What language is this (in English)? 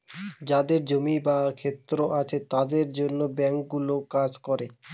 Bangla